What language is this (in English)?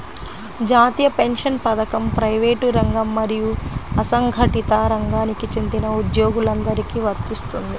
Telugu